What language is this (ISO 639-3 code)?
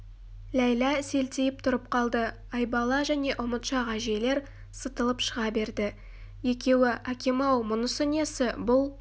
kaz